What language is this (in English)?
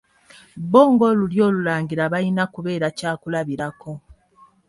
Ganda